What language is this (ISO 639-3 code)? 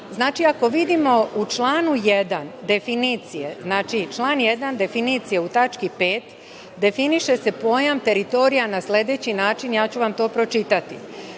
srp